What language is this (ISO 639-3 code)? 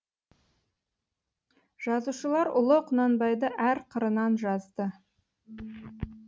kaz